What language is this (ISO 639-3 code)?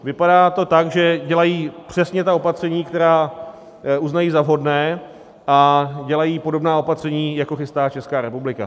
ces